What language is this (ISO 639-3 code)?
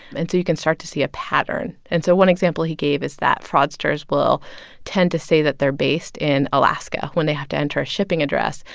eng